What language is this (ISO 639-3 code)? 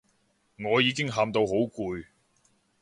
yue